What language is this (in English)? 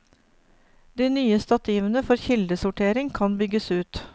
Norwegian